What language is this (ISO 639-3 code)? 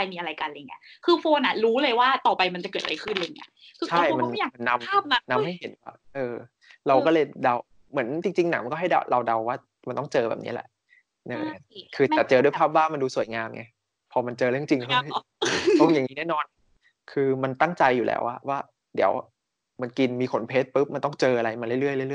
tha